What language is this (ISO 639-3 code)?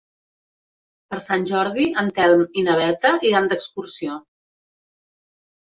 cat